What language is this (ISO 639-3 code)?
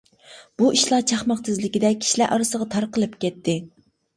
uig